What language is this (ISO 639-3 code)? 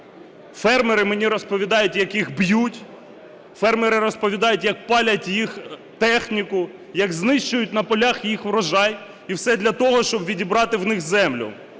ukr